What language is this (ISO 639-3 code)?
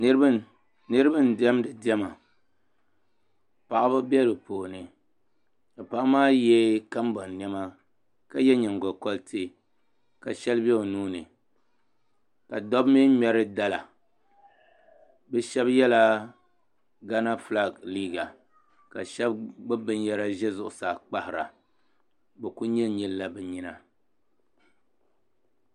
dag